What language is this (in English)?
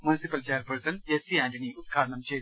Malayalam